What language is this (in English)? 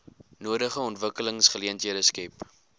Afrikaans